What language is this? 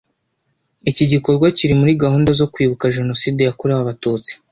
Kinyarwanda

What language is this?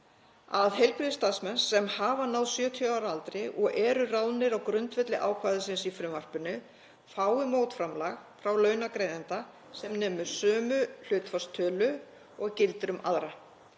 Icelandic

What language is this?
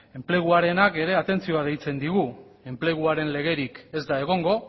Basque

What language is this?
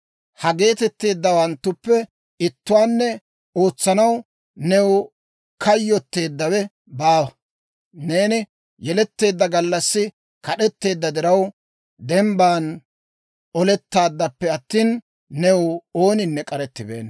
Dawro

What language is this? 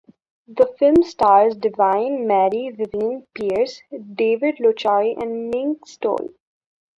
English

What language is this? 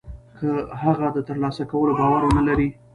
Pashto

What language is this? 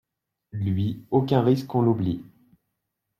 French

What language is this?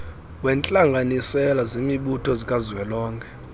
Xhosa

